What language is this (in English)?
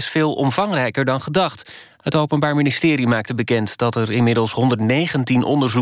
Dutch